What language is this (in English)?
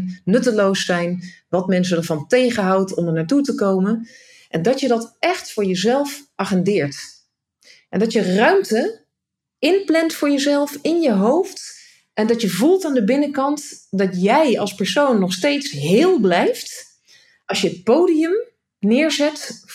Dutch